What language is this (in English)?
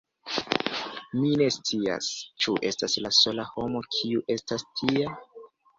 Esperanto